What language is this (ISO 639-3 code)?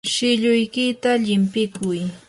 qur